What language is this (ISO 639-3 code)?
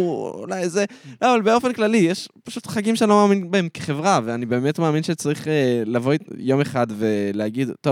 heb